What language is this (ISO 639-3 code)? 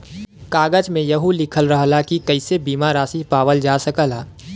bho